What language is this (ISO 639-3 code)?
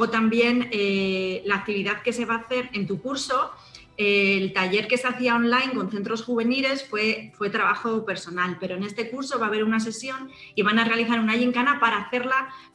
spa